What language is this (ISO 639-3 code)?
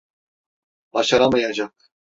tur